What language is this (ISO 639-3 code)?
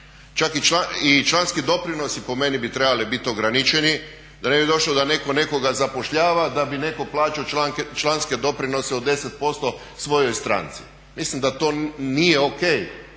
hrv